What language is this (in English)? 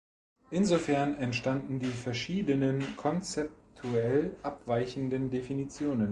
German